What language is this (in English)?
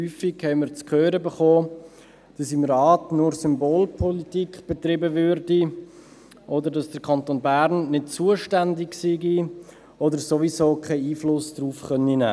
Swiss German